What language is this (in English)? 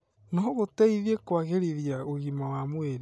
Kikuyu